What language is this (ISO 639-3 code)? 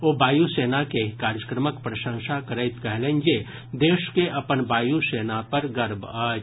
mai